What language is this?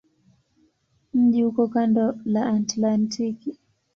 Swahili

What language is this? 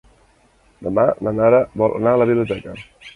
Catalan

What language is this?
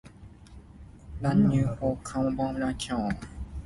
Min Nan Chinese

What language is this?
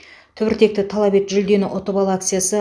Kazakh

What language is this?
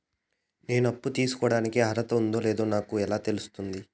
Telugu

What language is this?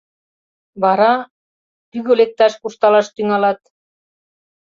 Mari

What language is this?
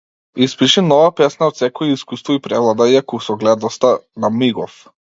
Macedonian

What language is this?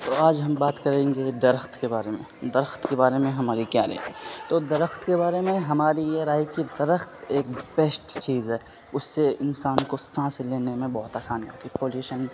Urdu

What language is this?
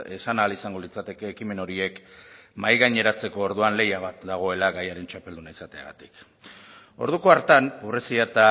Basque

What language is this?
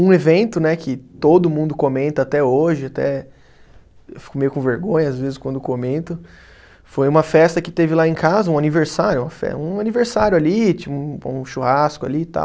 Portuguese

